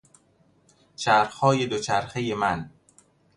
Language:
Persian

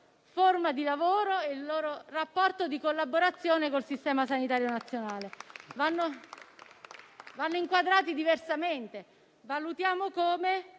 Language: Italian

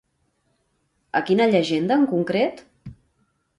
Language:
Catalan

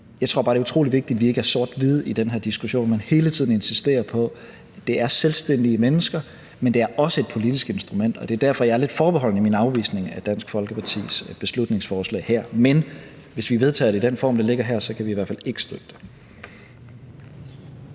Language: Danish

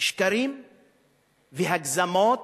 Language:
Hebrew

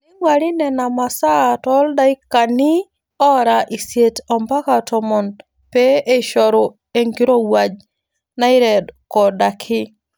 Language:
Masai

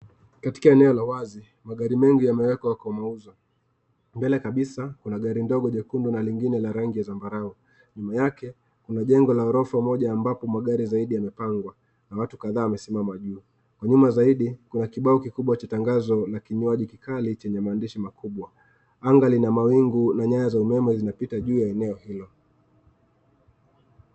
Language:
Swahili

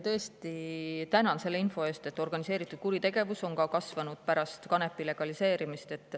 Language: Estonian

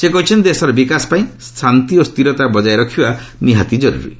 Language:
Odia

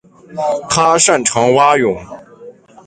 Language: Chinese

